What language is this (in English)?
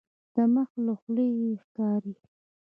Pashto